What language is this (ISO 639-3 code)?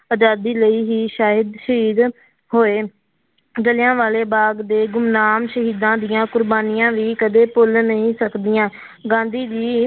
pan